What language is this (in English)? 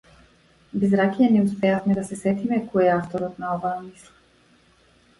Macedonian